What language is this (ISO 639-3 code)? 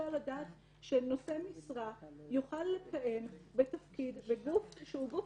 heb